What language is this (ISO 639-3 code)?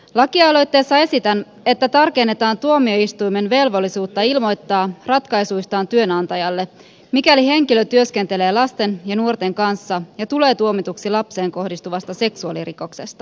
fin